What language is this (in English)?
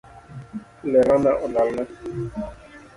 Luo (Kenya and Tanzania)